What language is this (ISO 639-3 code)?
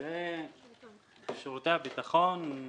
heb